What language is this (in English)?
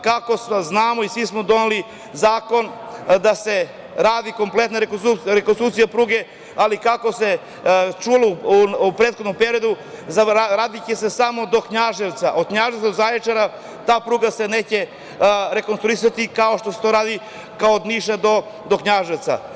Serbian